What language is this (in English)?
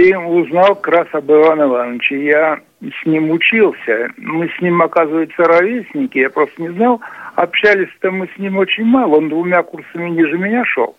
Russian